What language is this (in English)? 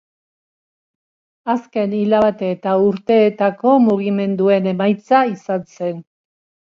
Basque